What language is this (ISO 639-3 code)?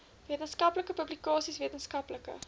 afr